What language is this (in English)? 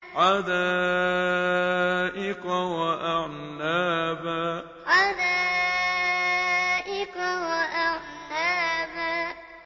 Arabic